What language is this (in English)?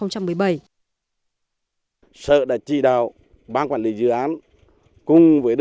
Vietnamese